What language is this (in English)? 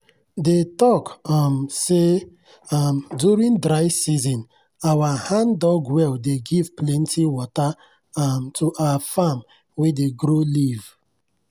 Nigerian Pidgin